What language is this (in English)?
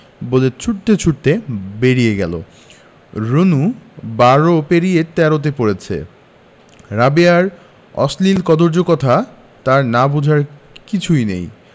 Bangla